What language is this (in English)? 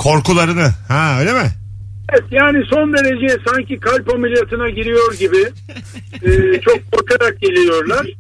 Turkish